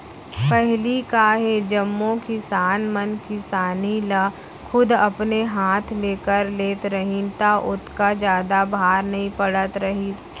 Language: Chhattisgarhi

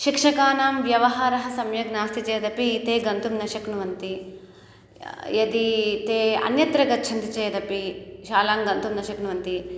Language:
Sanskrit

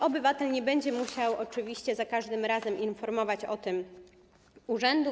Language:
Polish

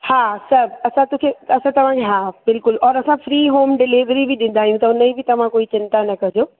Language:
Sindhi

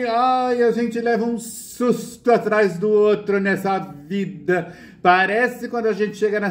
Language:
Portuguese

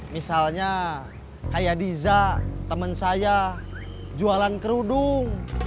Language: Indonesian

